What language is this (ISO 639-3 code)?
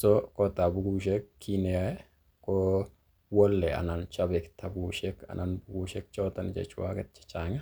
kln